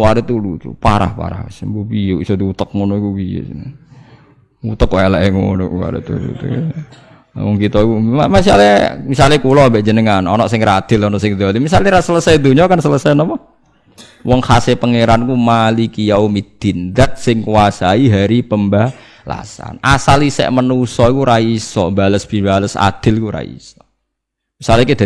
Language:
Indonesian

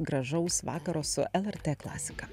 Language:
Lithuanian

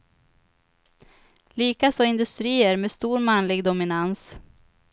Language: Swedish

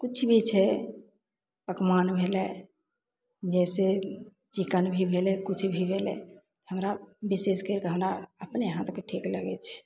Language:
Maithili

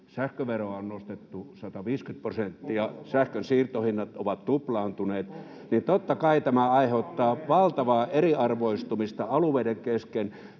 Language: Finnish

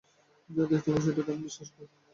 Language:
Bangla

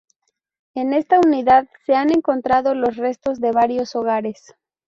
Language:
Spanish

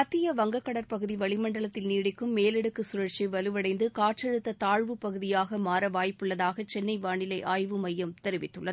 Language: Tamil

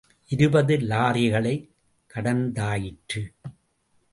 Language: Tamil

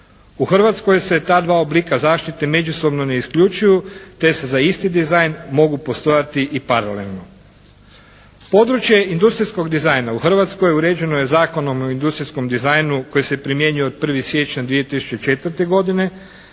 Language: Croatian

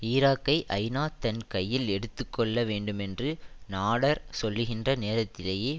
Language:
Tamil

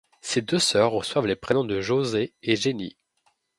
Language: French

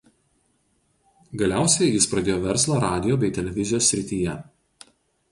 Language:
Lithuanian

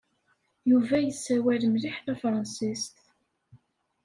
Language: Kabyle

